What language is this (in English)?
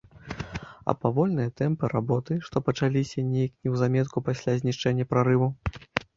Belarusian